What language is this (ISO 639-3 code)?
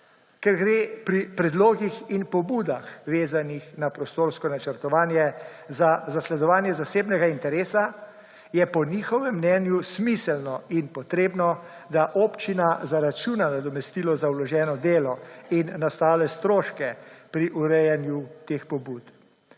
slv